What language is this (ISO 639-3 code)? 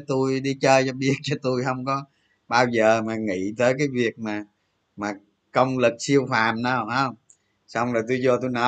vie